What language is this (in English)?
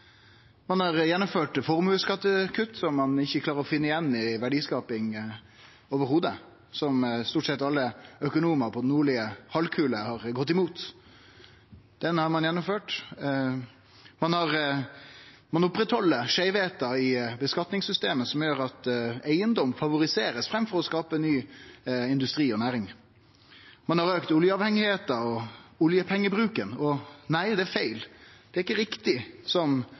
Norwegian Nynorsk